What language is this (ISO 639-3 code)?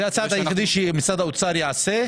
heb